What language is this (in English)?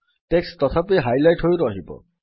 Odia